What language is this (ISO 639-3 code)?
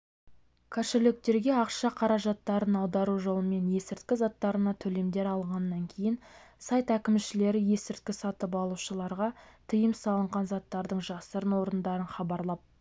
kaz